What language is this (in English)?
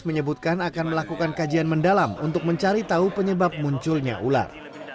Indonesian